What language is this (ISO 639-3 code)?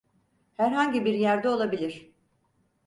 tur